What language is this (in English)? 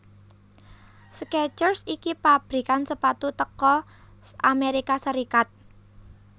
Javanese